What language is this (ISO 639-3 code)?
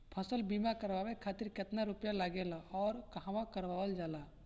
bho